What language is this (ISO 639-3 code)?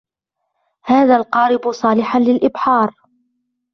ara